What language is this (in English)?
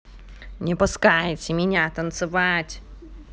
Russian